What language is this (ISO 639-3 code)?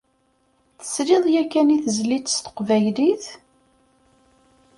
kab